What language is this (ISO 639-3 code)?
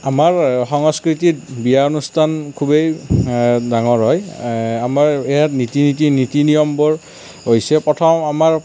asm